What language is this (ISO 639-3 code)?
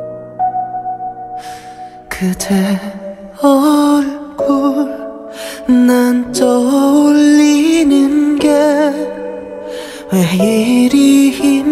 kor